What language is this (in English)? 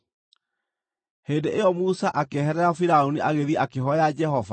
Kikuyu